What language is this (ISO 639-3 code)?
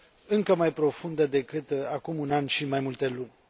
ron